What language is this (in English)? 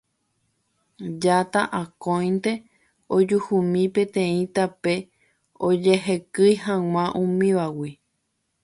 Guarani